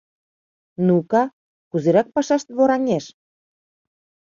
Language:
Mari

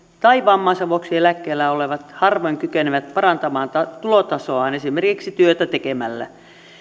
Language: Finnish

